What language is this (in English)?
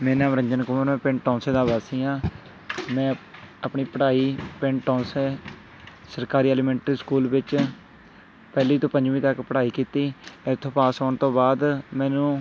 Punjabi